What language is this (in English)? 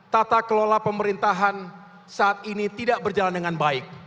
Indonesian